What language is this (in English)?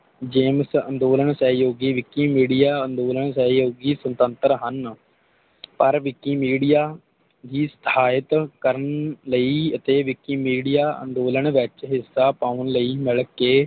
Punjabi